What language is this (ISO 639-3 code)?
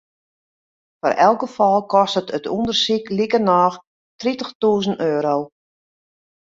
fry